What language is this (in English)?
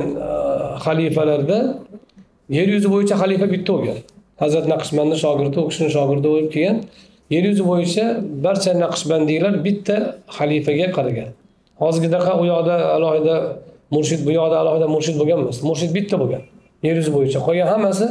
Turkish